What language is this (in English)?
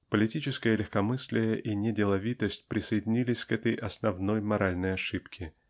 Russian